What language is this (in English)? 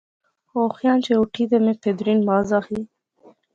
Pahari-Potwari